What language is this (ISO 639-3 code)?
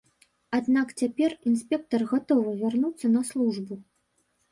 bel